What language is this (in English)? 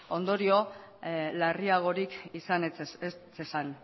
Basque